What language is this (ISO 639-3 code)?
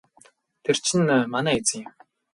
mon